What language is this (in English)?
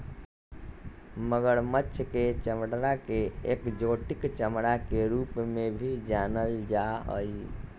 Magahi